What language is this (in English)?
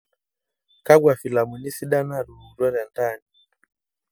Masai